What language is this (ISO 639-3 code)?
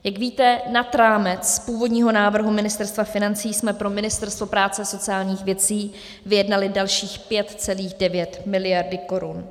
ces